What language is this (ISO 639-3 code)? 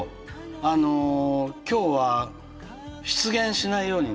jpn